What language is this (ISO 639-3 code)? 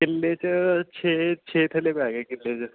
pan